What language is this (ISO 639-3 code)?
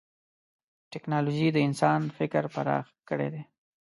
pus